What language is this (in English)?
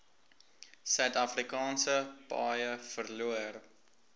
Afrikaans